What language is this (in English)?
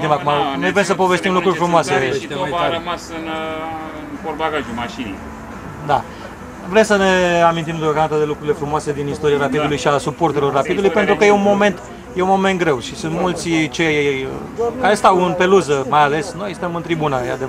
Romanian